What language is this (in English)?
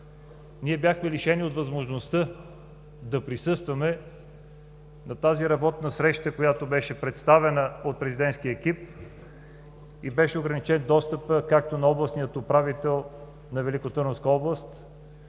Bulgarian